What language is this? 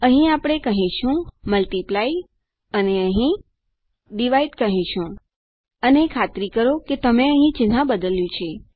Gujarati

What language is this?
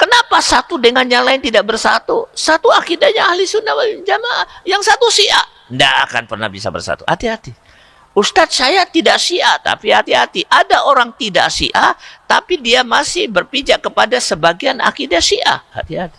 Indonesian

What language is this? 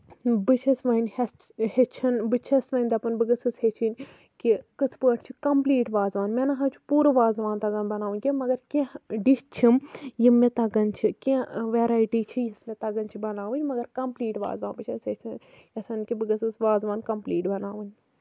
Kashmiri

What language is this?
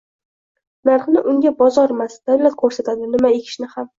Uzbek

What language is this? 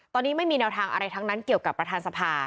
Thai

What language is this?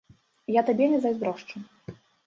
Belarusian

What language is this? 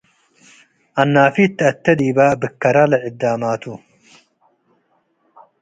Tigre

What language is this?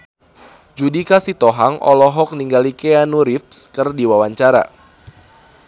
Sundanese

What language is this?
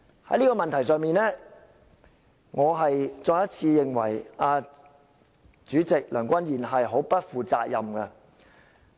Cantonese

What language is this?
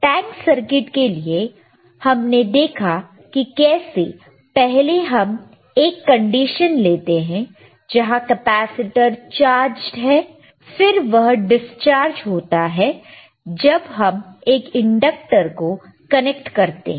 Hindi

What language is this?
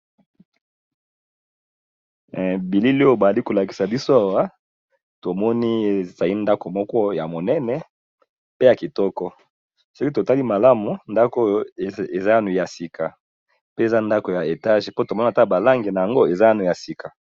Lingala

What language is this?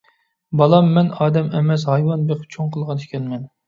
Uyghur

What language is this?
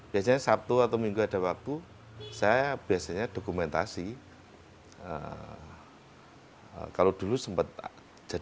Indonesian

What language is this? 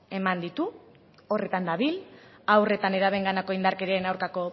Basque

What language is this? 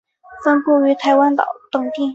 Chinese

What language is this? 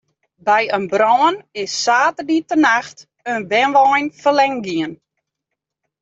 Western Frisian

